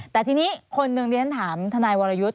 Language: Thai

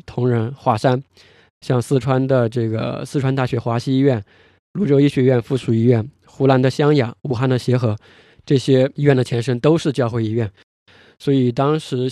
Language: Chinese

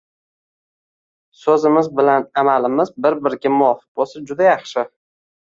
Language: Uzbek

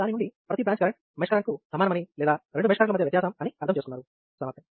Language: Telugu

